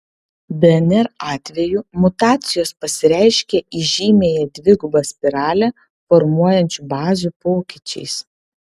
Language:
Lithuanian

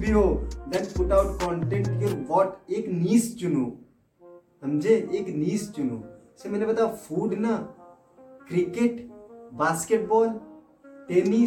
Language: Hindi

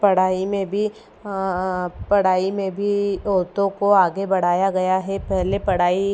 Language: Hindi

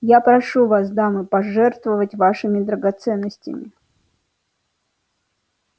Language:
Russian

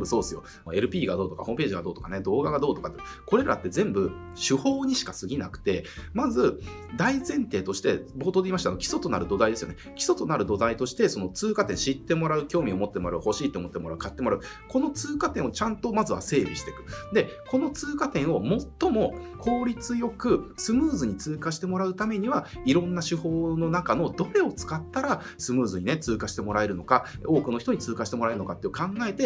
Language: Japanese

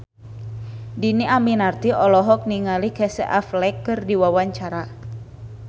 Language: Sundanese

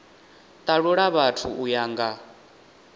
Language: Venda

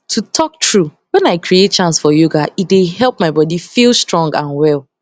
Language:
Nigerian Pidgin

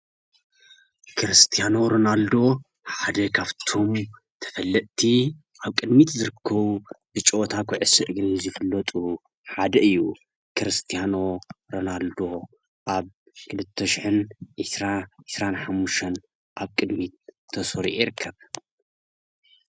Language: Tigrinya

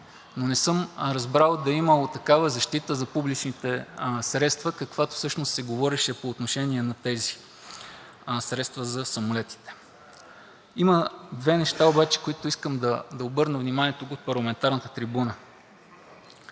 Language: Bulgarian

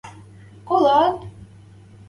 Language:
Western Mari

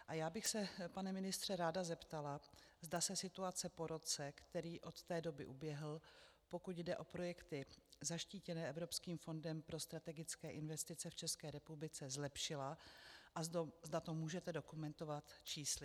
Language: Czech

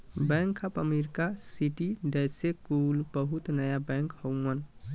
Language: Bhojpuri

